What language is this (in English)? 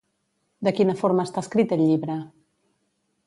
Catalan